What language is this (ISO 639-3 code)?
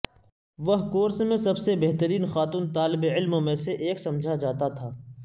urd